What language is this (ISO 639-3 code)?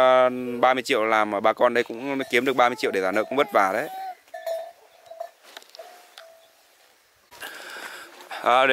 vie